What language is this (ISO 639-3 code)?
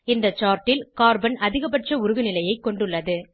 tam